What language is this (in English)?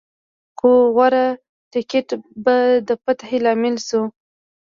Pashto